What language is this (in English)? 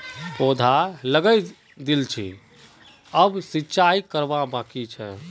Magahi